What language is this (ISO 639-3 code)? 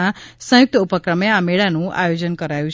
guj